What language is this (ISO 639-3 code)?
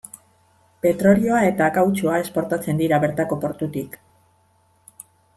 eus